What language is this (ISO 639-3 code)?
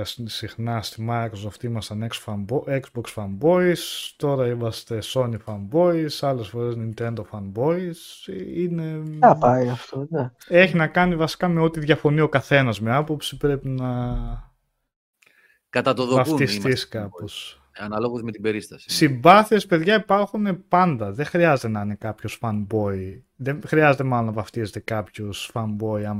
ell